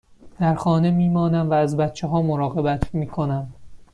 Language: Persian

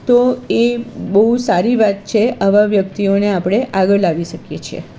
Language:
Gujarati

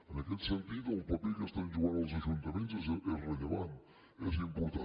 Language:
Catalan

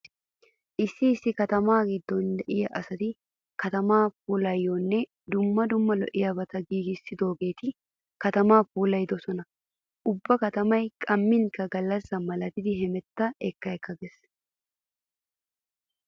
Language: Wolaytta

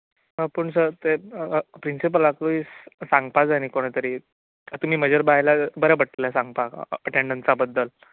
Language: Konkani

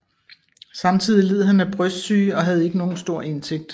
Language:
Danish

